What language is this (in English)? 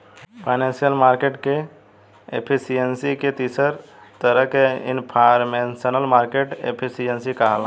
Bhojpuri